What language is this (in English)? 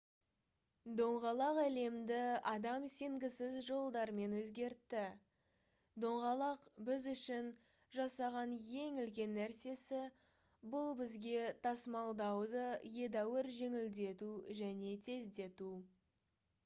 Kazakh